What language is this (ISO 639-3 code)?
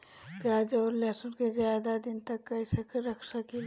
bho